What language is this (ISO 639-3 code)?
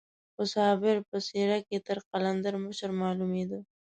pus